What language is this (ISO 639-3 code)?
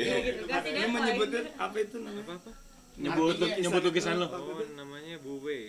ind